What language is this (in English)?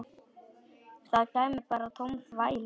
Icelandic